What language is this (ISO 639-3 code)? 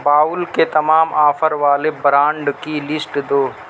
urd